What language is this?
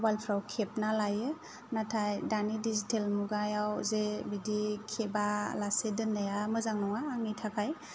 Bodo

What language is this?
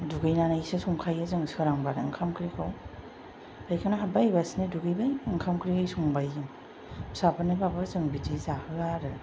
Bodo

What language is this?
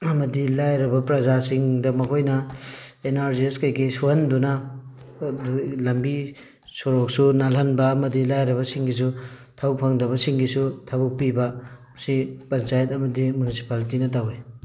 Manipuri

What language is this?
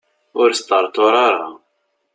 Kabyle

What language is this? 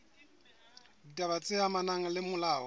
Southern Sotho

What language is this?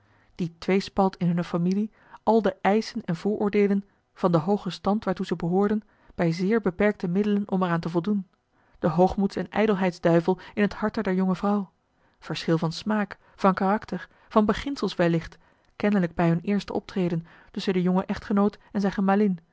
Dutch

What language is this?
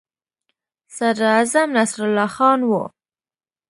Pashto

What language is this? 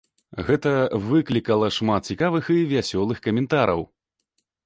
Belarusian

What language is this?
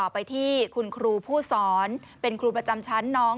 Thai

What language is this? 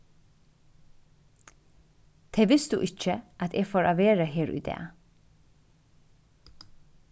Faroese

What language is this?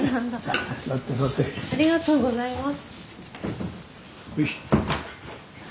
Japanese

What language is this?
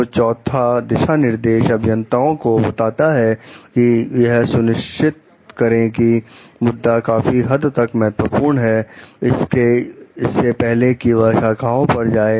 Hindi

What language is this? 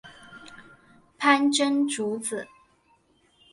Chinese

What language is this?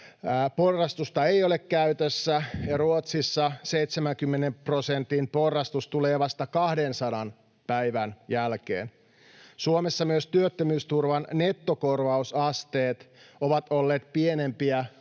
Finnish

